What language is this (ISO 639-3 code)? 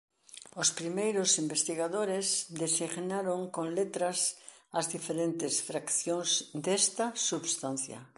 glg